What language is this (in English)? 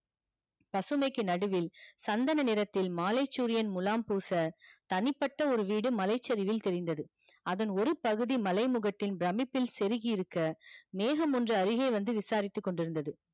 Tamil